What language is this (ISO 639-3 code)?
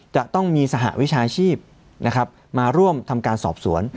tha